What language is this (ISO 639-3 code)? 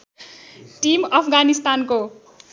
nep